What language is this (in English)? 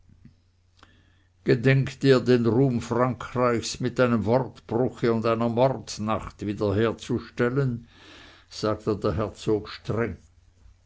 German